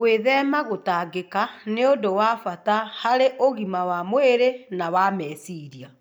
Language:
Kikuyu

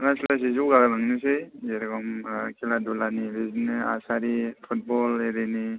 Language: Bodo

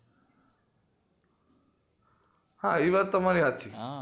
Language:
Gujarati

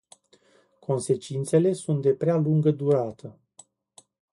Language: Romanian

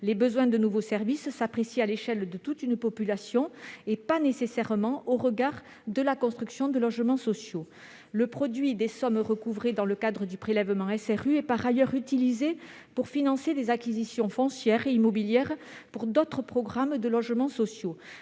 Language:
French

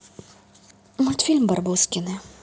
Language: Russian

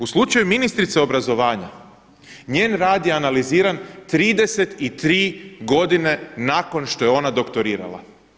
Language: Croatian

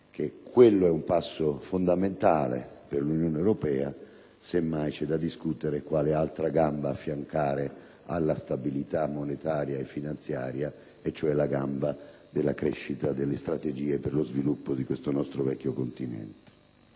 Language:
Italian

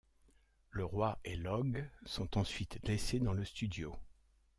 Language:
French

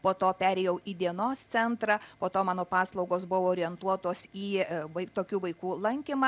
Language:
Lithuanian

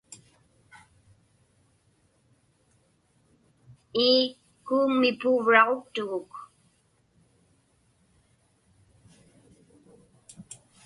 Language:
Inupiaq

